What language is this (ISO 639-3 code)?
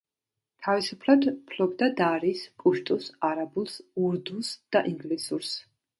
kat